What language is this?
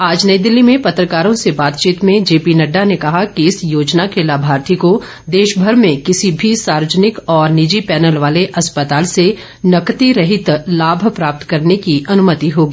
Hindi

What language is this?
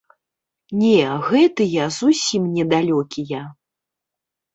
Belarusian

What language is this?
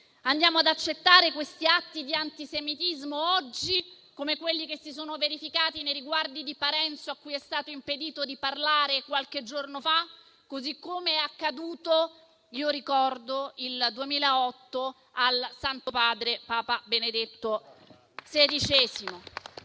Italian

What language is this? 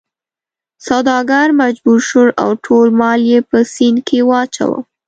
Pashto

